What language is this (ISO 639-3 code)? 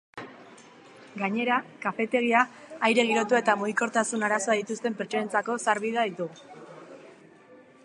eus